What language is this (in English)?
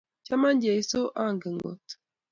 Kalenjin